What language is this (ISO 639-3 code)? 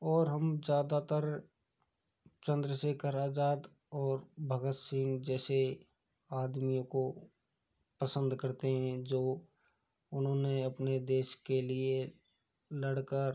hin